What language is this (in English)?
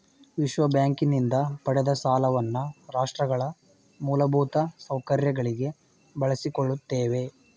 Kannada